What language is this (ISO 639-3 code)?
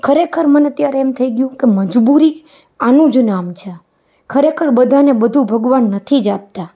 guj